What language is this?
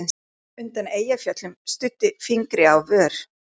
Icelandic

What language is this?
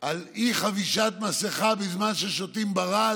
Hebrew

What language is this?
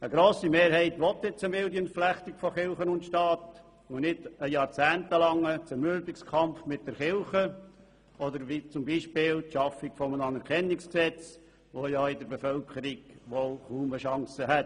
Swiss German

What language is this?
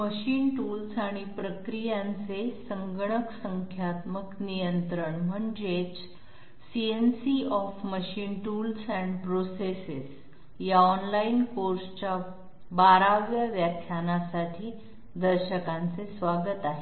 Marathi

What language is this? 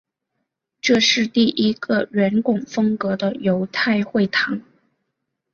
Chinese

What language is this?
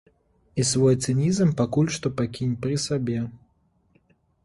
Belarusian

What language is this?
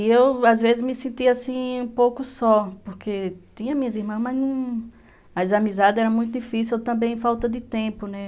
Portuguese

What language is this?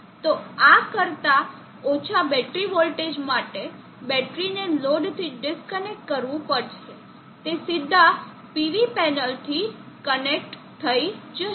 Gujarati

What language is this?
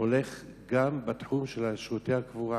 Hebrew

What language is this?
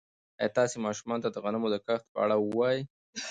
Pashto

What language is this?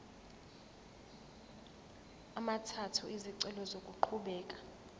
Zulu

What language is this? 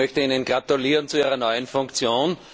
German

